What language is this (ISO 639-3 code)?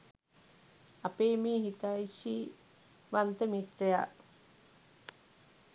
sin